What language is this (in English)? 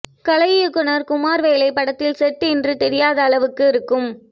Tamil